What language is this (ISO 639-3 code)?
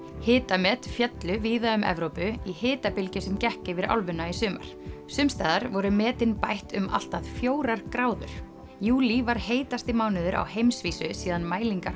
isl